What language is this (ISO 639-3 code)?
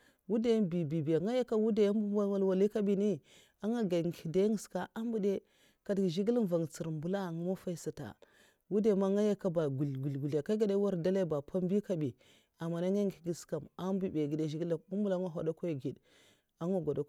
maf